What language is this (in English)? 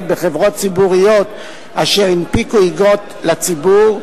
Hebrew